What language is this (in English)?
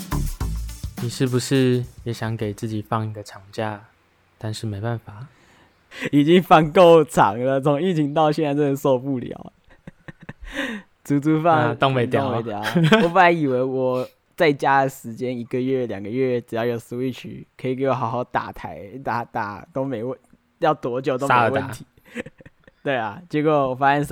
Chinese